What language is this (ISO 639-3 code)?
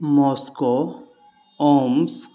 mai